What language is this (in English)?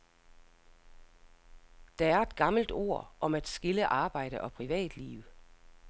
Danish